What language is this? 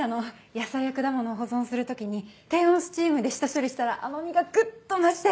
Japanese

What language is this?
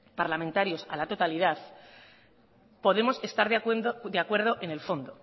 Spanish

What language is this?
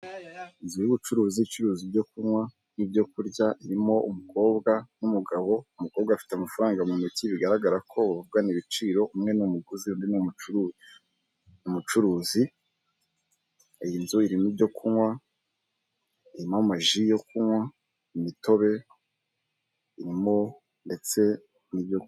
Kinyarwanda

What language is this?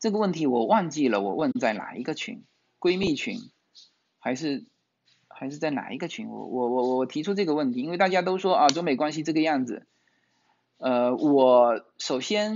Chinese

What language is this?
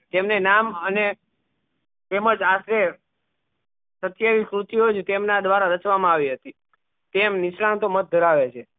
Gujarati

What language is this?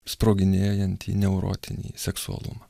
Lithuanian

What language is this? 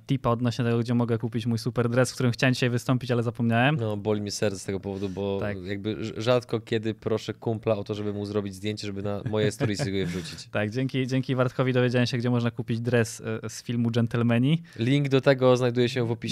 Polish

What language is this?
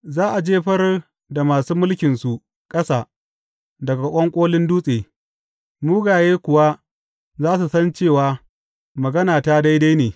Hausa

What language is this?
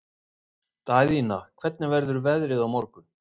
Icelandic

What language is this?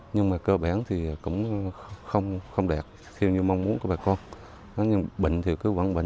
Vietnamese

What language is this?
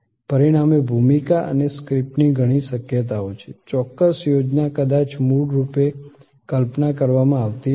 Gujarati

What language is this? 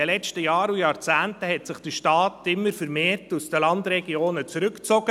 Swiss German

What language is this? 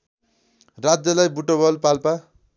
Nepali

